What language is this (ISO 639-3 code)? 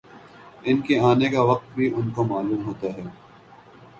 urd